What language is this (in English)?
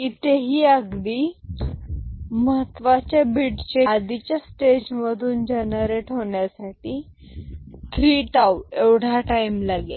Marathi